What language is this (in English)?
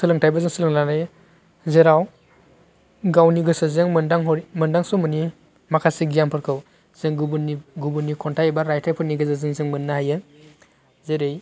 Bodo